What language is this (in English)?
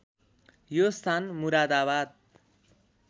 Nepali